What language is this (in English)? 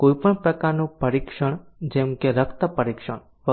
Gujarati